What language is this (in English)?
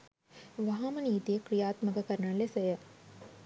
Sinhala